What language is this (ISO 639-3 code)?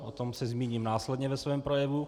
ces